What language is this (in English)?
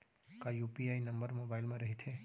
Chhattisgarhi